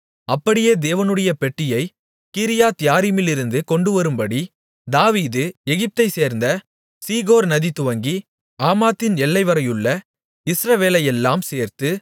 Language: Tamil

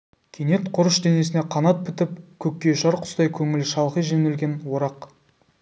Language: Kazakh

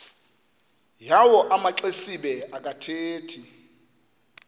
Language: Xhosa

